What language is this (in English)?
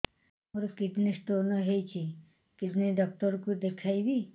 Odia